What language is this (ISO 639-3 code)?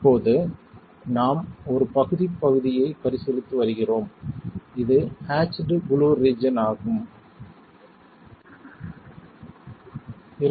tam